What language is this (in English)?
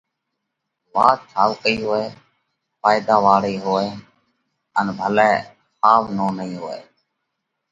Parkari Koli